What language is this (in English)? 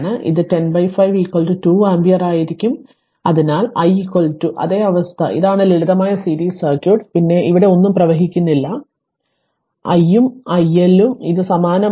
Malayalam